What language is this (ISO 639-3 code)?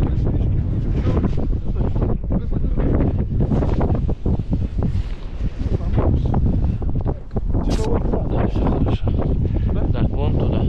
rus